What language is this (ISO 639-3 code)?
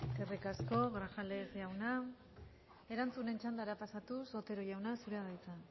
eus